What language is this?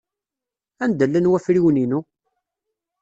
Kabyle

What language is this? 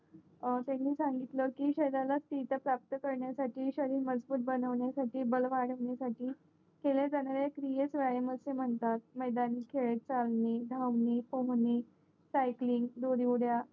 Marathi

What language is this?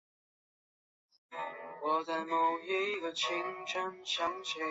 Chinese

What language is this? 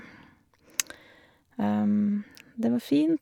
Norwegian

